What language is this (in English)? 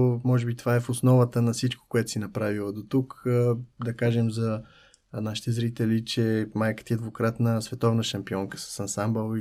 Bulgarian